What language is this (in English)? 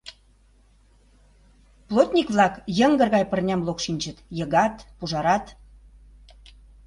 Mari